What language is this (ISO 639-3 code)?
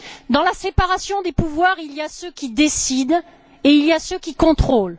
fra